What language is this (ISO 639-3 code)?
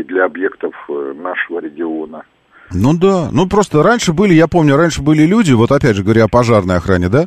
rus